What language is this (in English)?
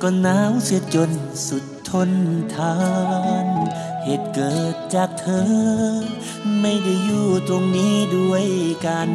Thai